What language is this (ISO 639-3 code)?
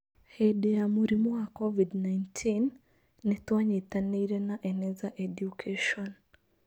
kik